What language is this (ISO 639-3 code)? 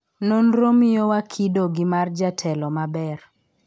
luo